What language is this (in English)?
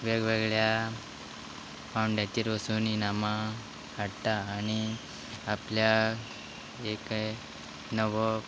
Konkani